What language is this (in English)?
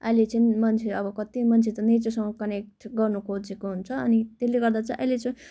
Nepali